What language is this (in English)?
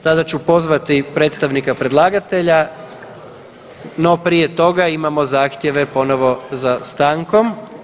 Croatian